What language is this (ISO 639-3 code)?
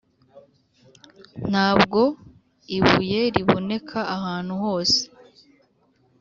kin